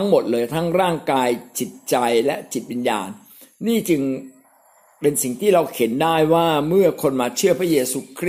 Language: Thai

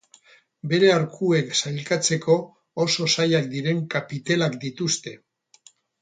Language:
Basque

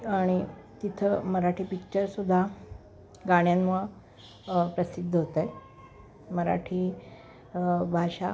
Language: Marathi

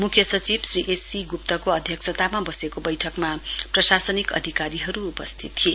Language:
Nepali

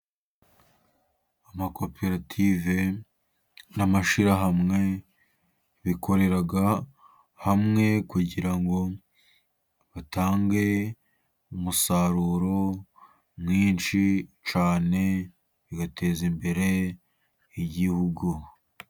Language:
Kinyarwanda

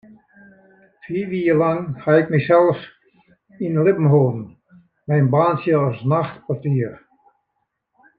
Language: Western Frisian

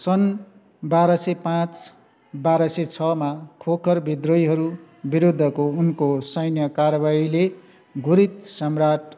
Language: Nepali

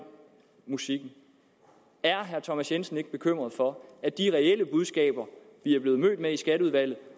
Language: Danish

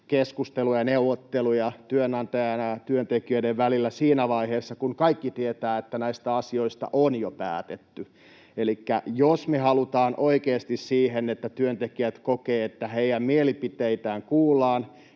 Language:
Finnish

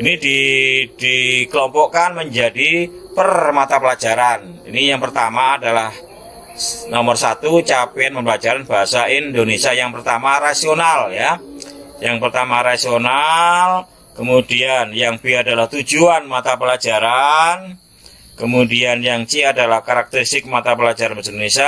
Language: Indonesian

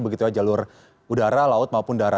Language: Indonesian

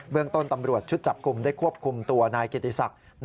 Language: Thai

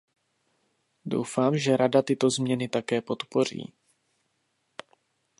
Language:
Czech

